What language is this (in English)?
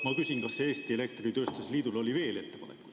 Estonian